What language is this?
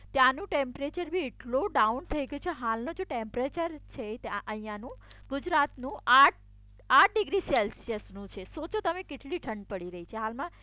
Gujarati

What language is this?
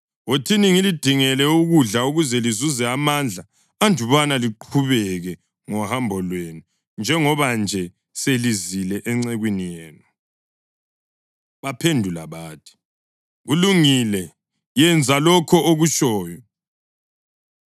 North Ndebele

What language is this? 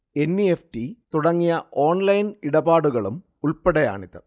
Malayalam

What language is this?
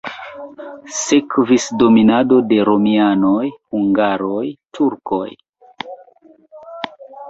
Esperanto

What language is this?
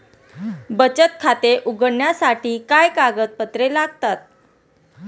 Marathi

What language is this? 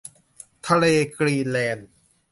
Thai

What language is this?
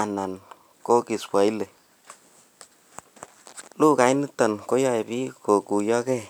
Kalenjin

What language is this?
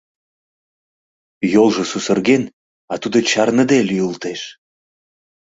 Mari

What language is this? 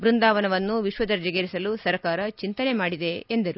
Kannada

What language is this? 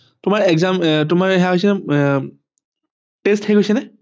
Assamese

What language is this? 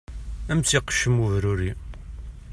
Kabyle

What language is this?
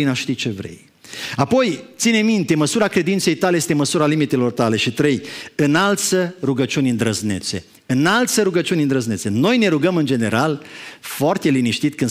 Romanian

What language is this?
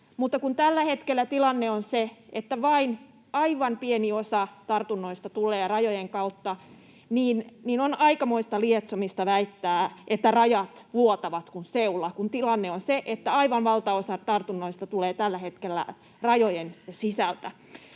Finnish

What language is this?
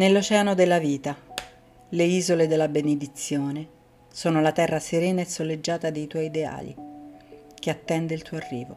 Italian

